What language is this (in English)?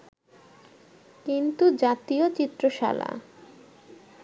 Bangla